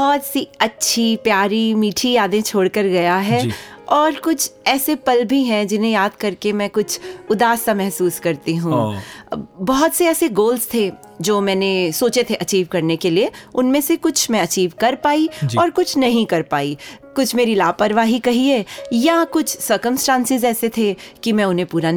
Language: Hindi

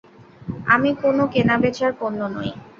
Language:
Bangla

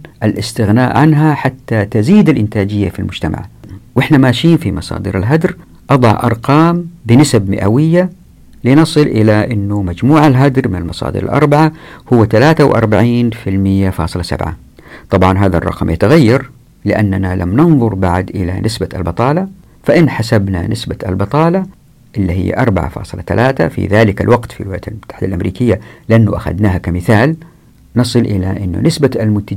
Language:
Arabic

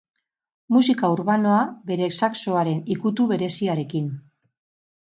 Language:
Basque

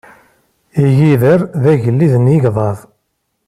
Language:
Kabyle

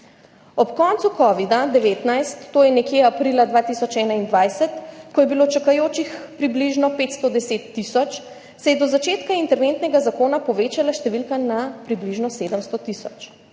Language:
Slovenian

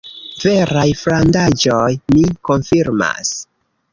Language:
Esperanto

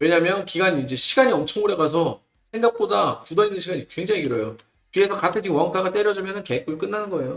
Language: Korean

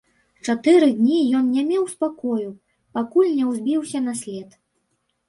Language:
Belarusian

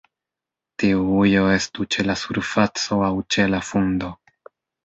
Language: Esperanto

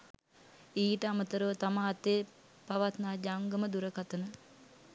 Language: Sinhala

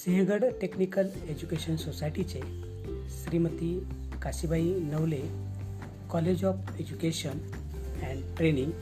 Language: Marathi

